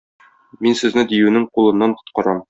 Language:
Tatar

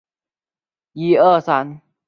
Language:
Chinese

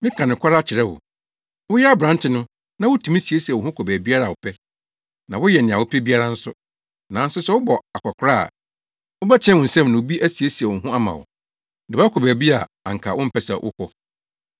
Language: Akan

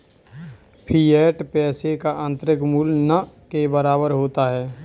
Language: Hindi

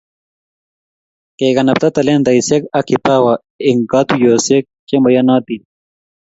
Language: Kalenjin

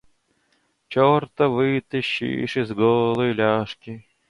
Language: Russian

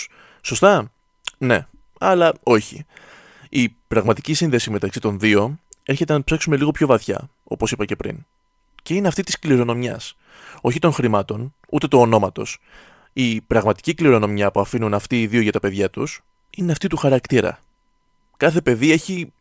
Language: Greek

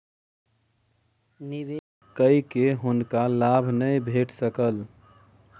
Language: Maithili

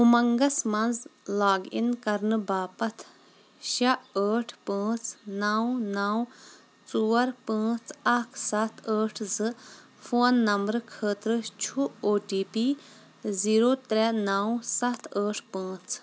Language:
Kashmiri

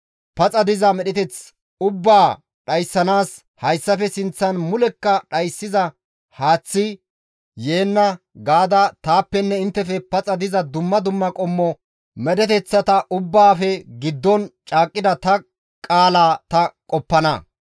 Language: Gamo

